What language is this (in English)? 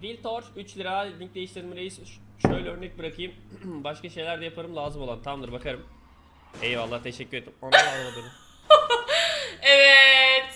Turkish